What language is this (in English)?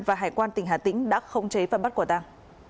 Vietnamese